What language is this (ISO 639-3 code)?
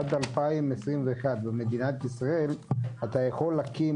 heb